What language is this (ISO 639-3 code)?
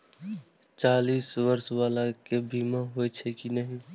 mai